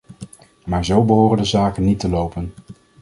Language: Dutch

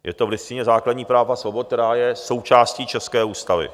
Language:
Czech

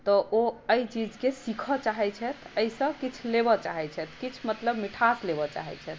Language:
Maithili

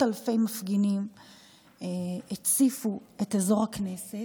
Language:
Hebrew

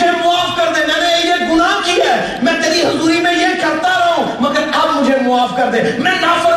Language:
Urdu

